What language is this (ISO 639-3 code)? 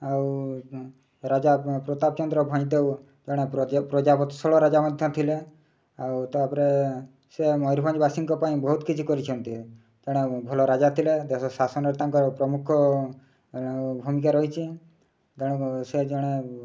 ori